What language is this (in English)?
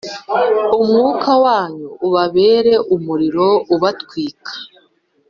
Kinyarwanda